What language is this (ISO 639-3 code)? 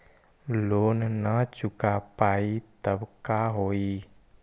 mag